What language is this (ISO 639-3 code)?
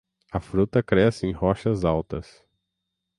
por